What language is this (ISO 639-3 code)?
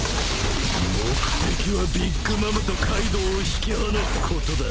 jpn